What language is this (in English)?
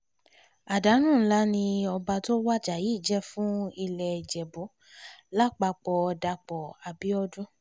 Yoruba